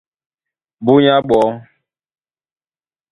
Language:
Duala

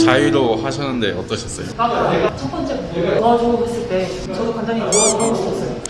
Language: Korean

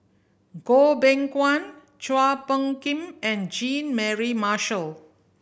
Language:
English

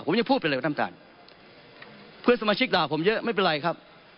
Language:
Thai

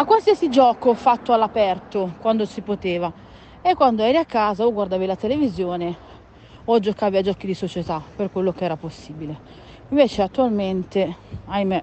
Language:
Italian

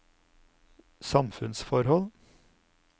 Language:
Norwegian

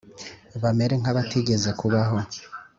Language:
Kinyarwanda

